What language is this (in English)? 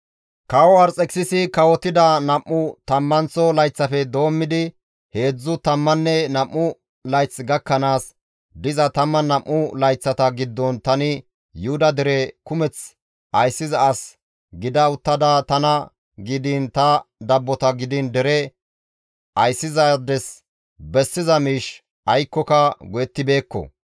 Gamo